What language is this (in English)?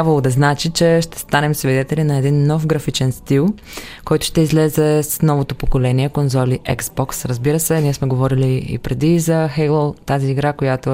Bulgarian